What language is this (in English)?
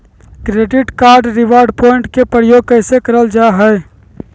Magahi